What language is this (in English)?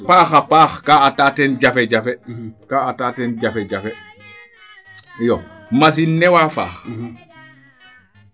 Serer